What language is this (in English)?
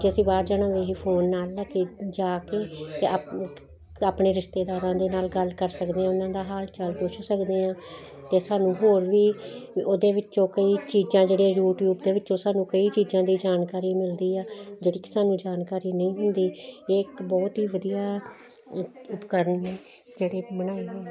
Punjabi